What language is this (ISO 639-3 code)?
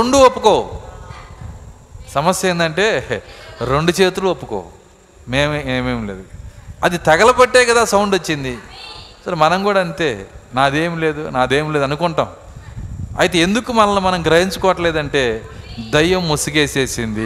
tel